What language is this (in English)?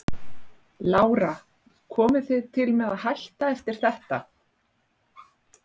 Icelandic